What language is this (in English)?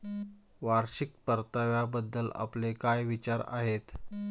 Marathi